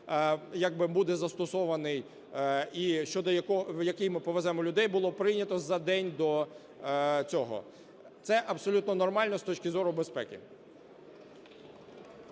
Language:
Ukrainian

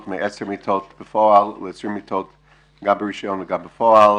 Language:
Hebrew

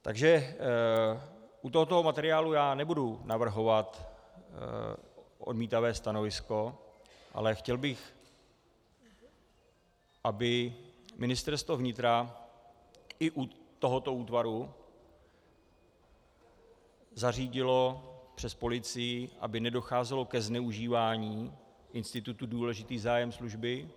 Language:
Czech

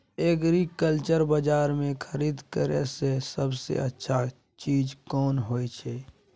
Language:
Maithili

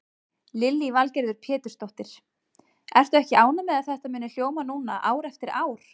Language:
Icelandic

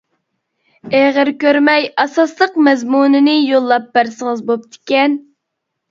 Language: Uyghur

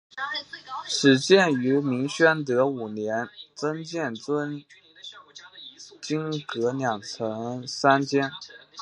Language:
Chinese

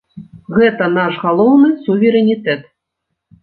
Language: Belarusian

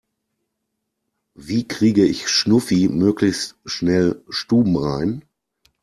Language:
German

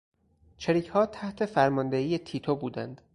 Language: Persian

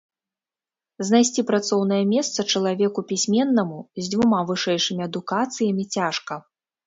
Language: Belarusian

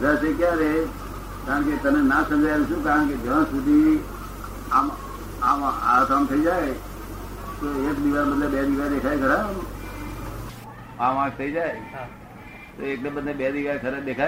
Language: Gujarati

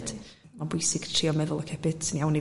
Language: Welsh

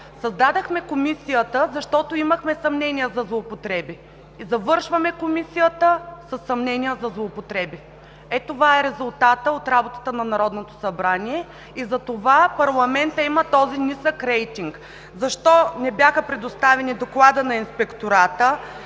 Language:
Bulgarian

